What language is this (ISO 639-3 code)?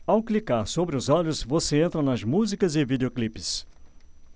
por